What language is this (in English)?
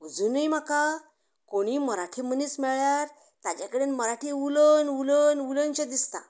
Konkani